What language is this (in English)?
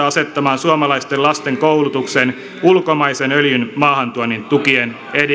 Finnish